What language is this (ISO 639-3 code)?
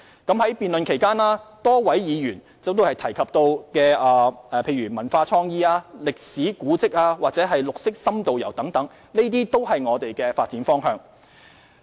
yue